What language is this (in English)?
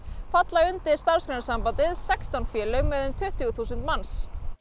Icelandic